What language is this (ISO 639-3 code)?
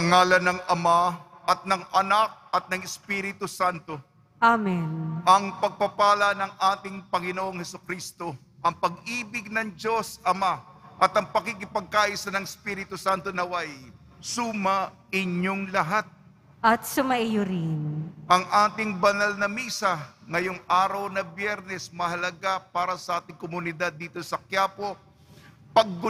fil